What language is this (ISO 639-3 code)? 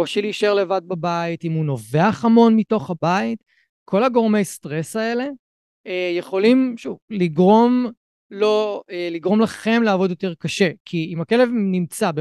heb